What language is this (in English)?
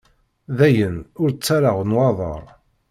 Kabyle